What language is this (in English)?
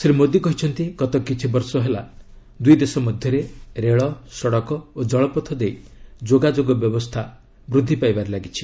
Odia